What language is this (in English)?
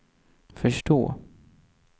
Swedish